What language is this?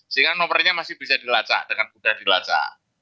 Indonesian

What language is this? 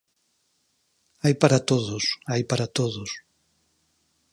Galician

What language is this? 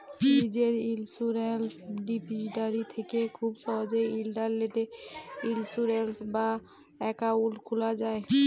Bangla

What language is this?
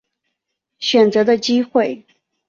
Chinese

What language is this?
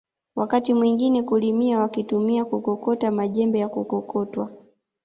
Swahili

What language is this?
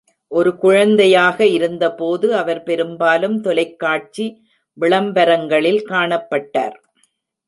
Tamil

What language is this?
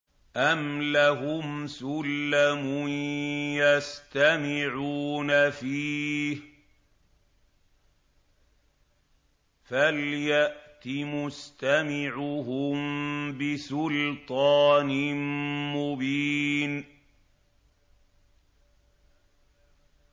Arabic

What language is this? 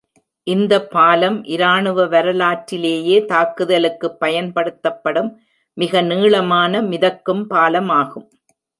Tamil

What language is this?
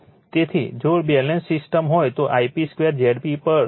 Gujarati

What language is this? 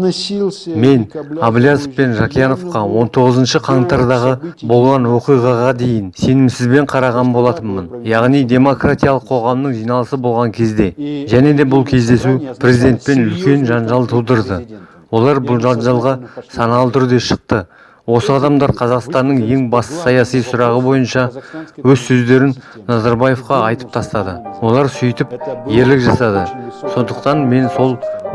Kazakh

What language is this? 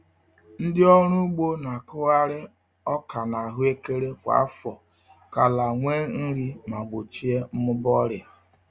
Igbo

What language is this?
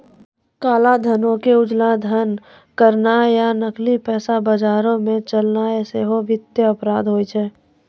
Maithili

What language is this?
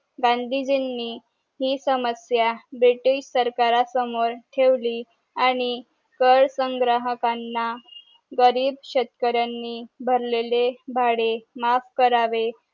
Marathi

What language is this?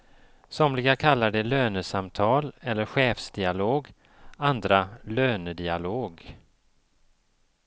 Swedish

